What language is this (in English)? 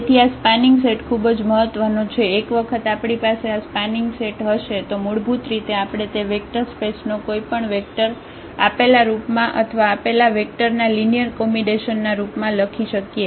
Gujarati